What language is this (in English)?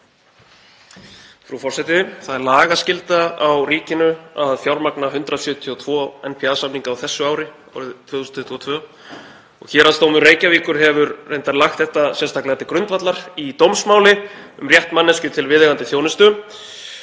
Icelandic